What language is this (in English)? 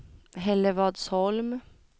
Swedish